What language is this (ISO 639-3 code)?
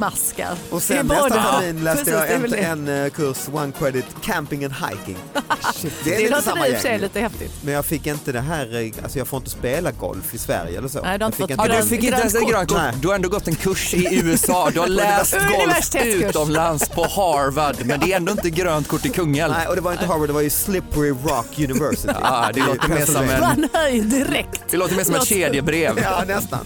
swe